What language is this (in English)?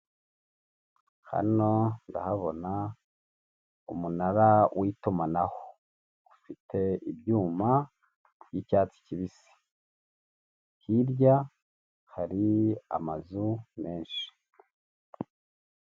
Kinyarwanda